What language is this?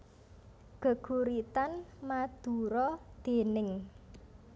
Javanese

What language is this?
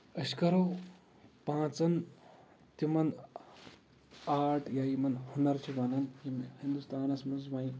Kashmiri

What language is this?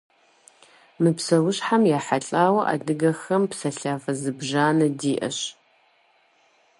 Kabardian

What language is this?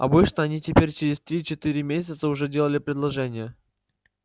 Russian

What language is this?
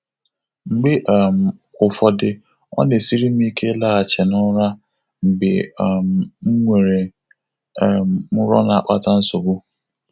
Igbo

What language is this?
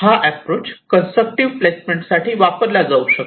Marathi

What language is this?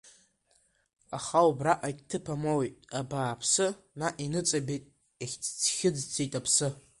Abkhazian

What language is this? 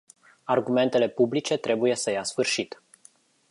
Romanian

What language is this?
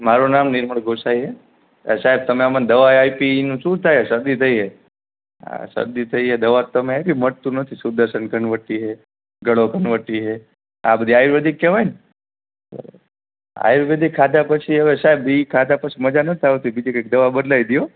Gujarati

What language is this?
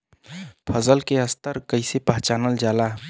Bhojpuri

